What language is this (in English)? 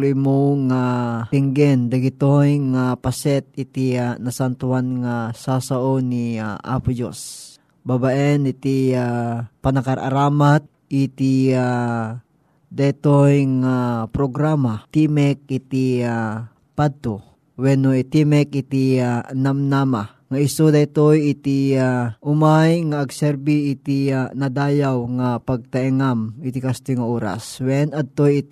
Filipino